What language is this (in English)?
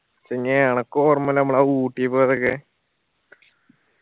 Malayalam